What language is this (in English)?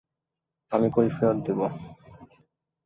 Bangla